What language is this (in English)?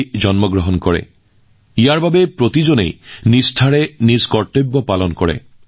Assamese